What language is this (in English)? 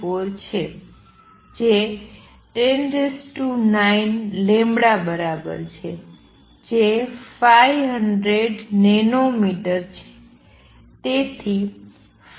Gujarati